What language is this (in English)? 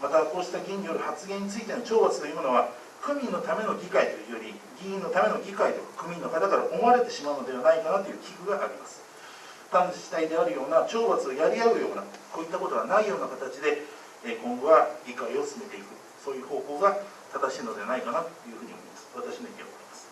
Japanese